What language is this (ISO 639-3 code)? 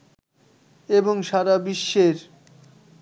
ben